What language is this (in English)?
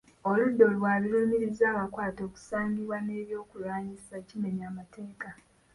Ganda